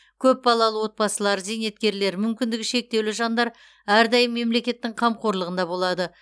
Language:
Kazakh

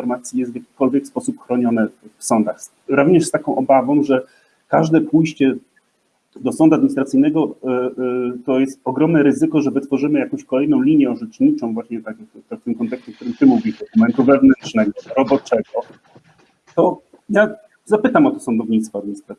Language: Polish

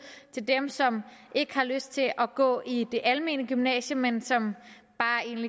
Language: Danish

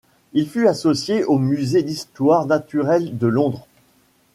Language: French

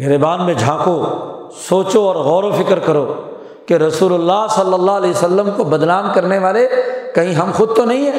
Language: Urdu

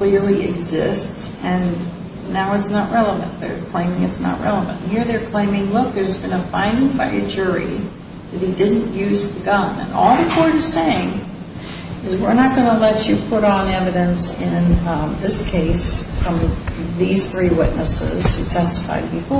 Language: English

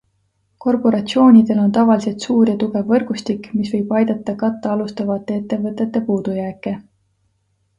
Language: Estonian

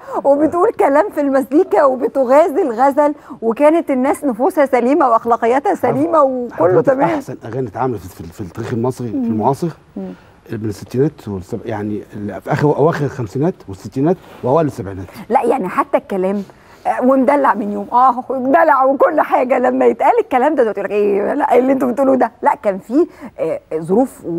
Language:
Arabic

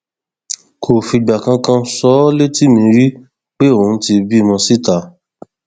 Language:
Yoruba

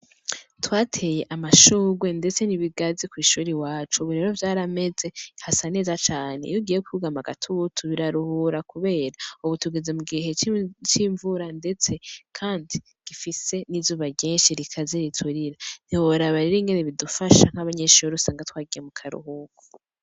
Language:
Rundi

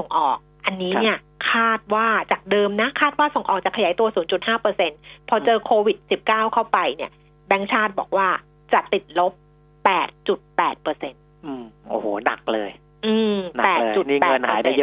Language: Thai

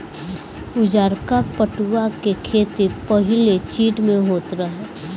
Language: Bhojpuri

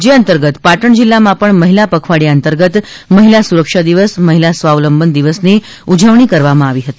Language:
Gujarati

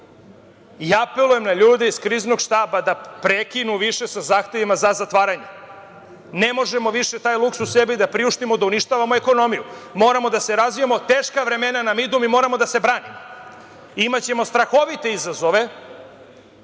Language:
Serbian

